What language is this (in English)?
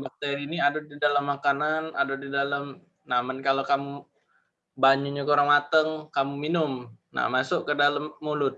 Indonesian